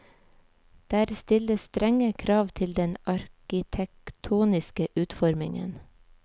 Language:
Norwegian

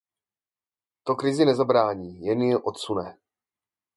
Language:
Czech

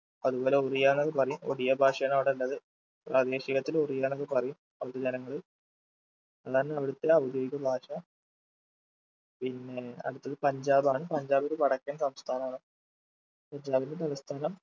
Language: Malayalam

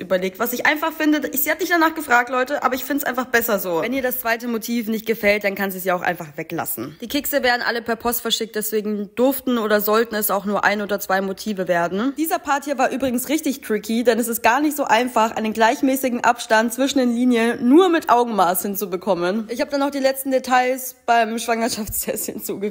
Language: German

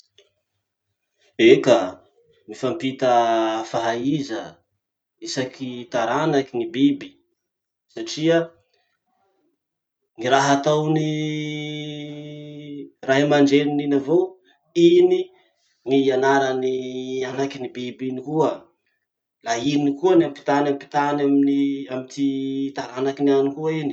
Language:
Masikoro Malagasy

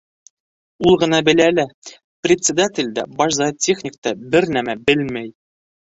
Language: Bashkir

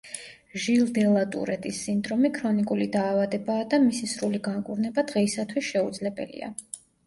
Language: Georgian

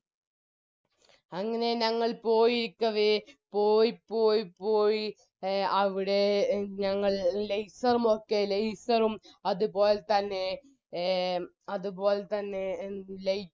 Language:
Malayalam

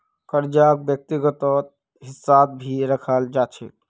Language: Magahi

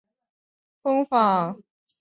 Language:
Chinese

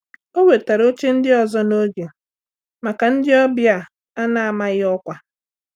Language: Igbo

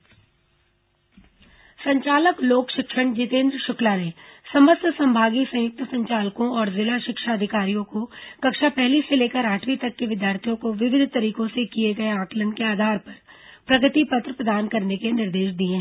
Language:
Hindi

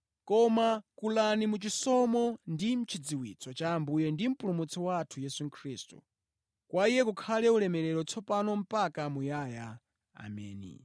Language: Nyanja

